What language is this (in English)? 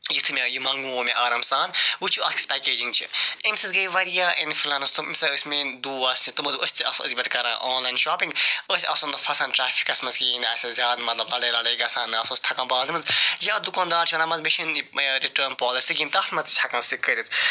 Kashmiri